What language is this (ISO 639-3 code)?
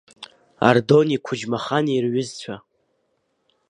abk